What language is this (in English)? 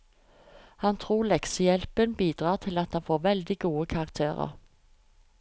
Norwegian